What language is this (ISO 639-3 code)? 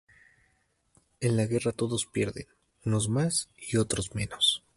spa